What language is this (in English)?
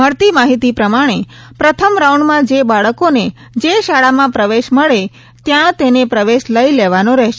Gujarati